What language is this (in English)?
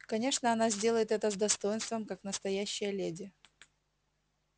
Russian